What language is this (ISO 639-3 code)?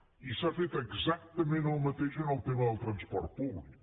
cat